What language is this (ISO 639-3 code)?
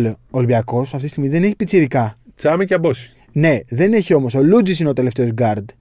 ell